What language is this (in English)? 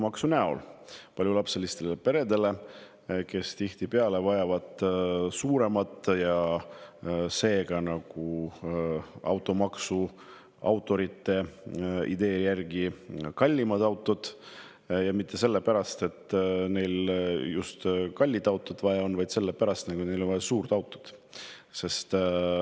Estonian